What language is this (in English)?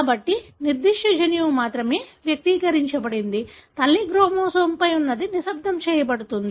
Telugu